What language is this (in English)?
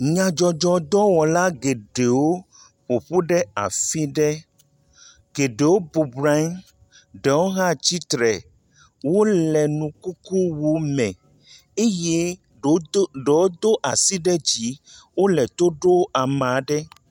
Ewe